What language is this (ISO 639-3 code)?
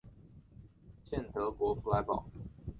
zho